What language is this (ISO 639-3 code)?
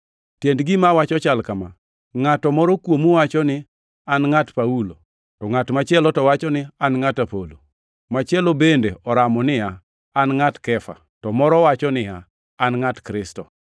luo